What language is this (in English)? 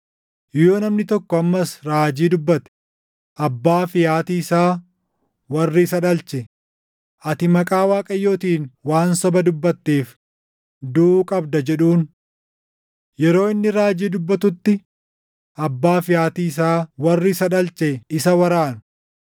Oromo